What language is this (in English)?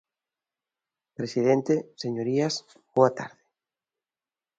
Galician